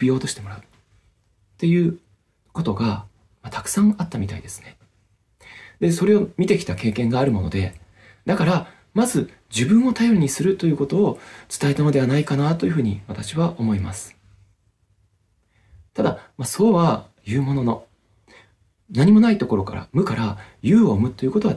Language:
Japanese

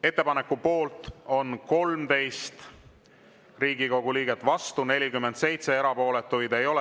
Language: Estonian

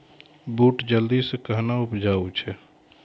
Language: Maithili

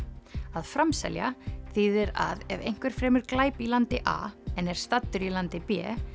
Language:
Icelandic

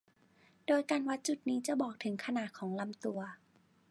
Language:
Thai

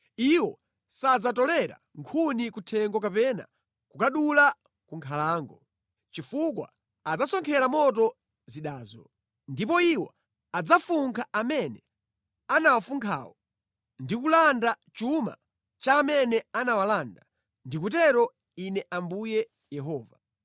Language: Nyanja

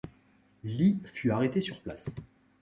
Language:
French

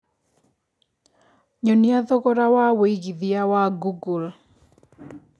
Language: Kikuyu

